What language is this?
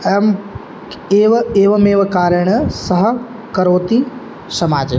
Sanskrit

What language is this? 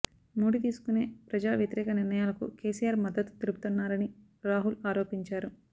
Telugu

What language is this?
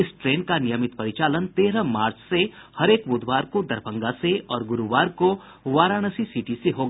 Hindi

